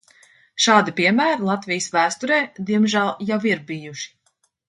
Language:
Latvian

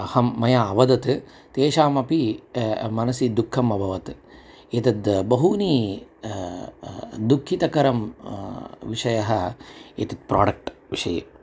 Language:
Sanskrit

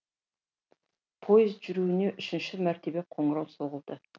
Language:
Kazakh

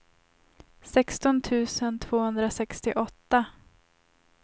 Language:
Swedish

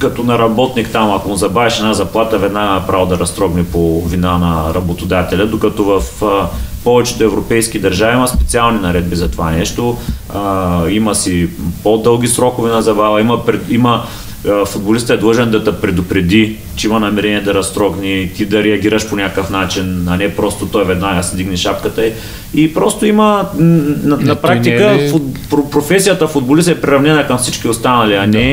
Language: Bulgarian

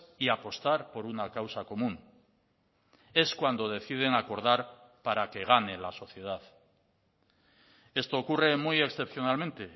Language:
Spanish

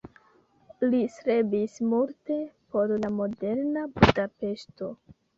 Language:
Esperanto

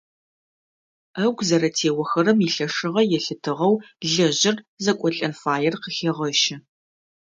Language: Adyghe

